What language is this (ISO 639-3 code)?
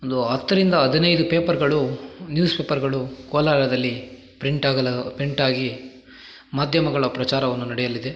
kan